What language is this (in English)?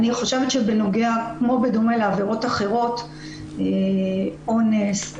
Hebrew